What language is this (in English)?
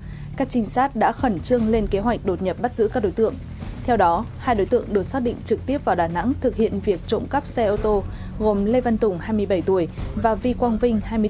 Vietnamese